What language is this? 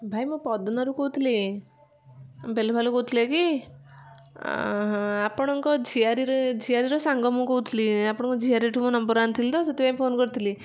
Odia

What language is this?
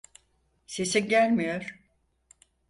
Turkish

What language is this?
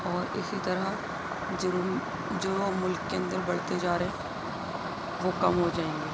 Urdu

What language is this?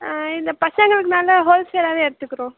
Tamil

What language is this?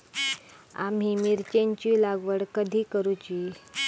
Marathi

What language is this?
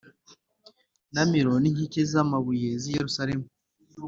Kinyarwanda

